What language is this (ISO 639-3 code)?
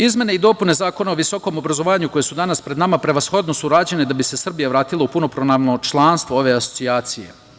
srp